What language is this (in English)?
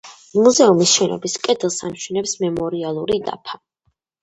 Georgian